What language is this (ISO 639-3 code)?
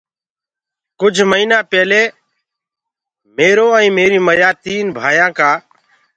ggg